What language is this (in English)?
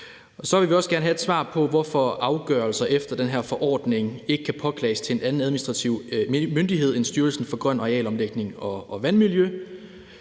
Danish